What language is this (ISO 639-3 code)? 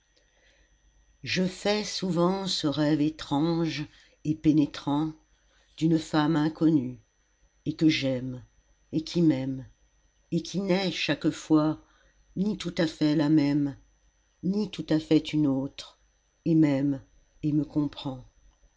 fra